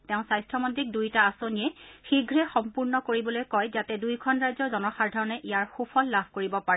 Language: Assamese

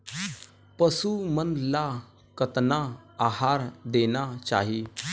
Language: Chhattisgarhi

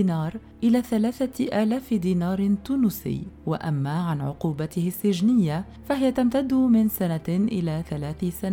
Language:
Arabic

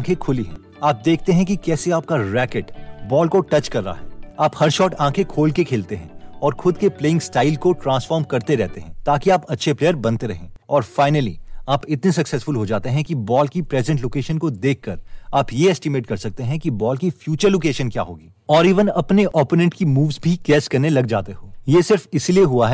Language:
Hindi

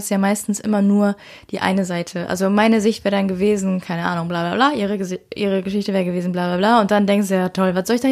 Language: German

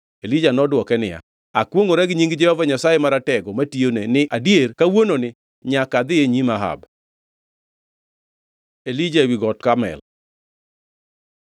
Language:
Luo (Kenya and Tanzania)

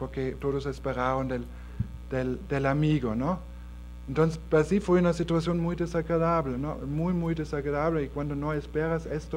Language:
Spanish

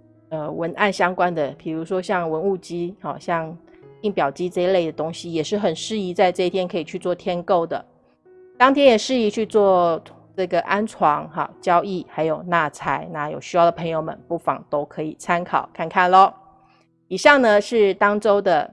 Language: Chinese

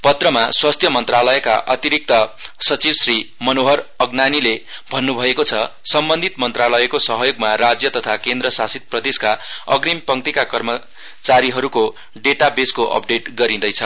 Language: Nepali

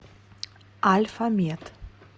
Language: Russian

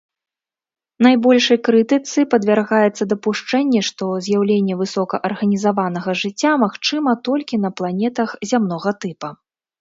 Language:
Belarusian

